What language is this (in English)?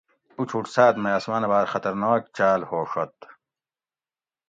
Gawri